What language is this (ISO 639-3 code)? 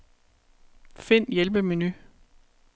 dan